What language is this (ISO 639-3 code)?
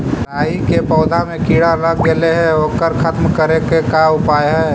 mag